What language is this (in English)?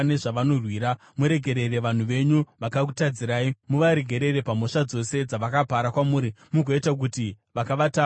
Shona